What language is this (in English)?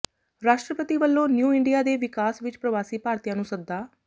Punjabi